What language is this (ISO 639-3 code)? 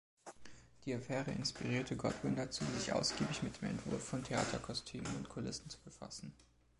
deu